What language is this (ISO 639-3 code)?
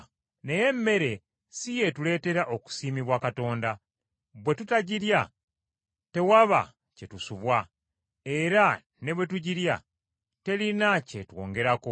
lug